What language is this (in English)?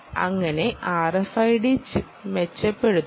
Malayalam